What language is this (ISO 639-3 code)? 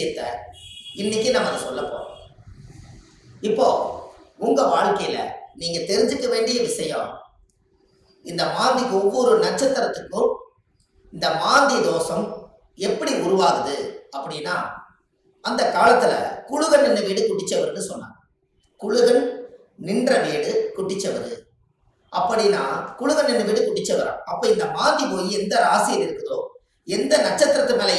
kor